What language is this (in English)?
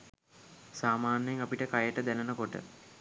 Sinhala